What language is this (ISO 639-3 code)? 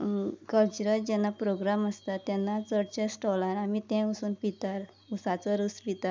kok